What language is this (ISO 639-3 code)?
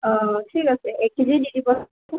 asm